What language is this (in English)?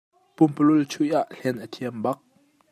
Hakha Chin